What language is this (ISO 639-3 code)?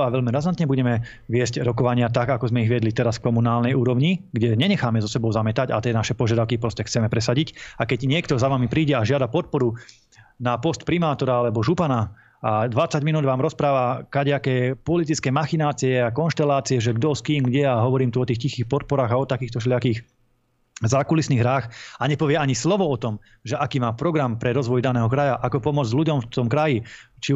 slk